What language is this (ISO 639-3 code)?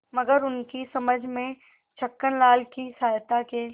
hin